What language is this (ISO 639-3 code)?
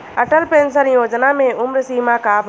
bho